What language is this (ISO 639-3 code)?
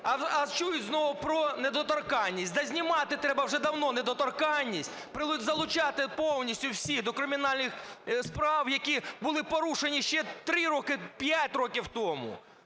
ukr